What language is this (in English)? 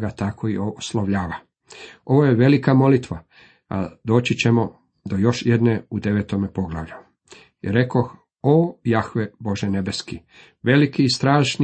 Croatian